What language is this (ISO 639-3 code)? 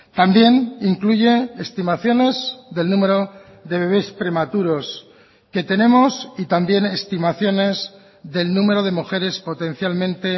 spa